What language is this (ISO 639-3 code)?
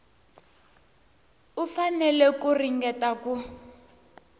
tso